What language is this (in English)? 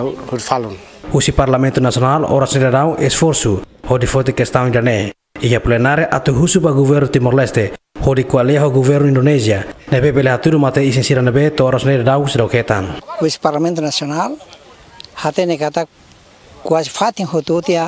Indonesian